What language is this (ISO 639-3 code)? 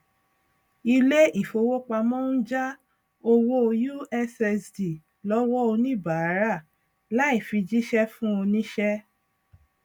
yor